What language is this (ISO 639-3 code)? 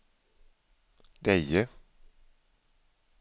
swe